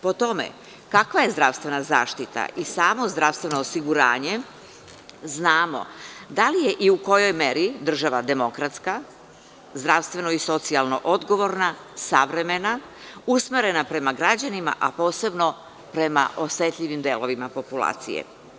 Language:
Serbian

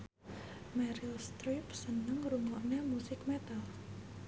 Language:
Javanese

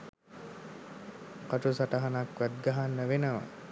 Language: Sinhala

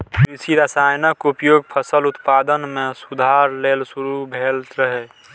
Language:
Maithili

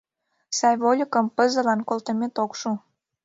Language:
Mari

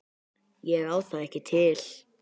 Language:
Icelandic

